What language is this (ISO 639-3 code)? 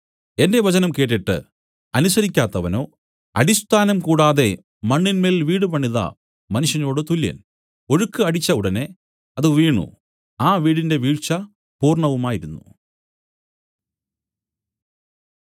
mal